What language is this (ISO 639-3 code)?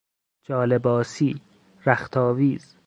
fas